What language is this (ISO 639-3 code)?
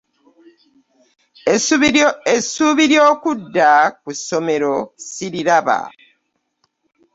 lug